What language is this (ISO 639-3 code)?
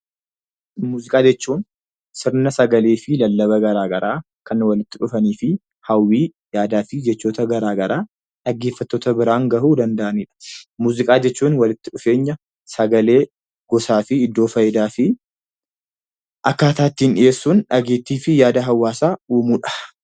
orm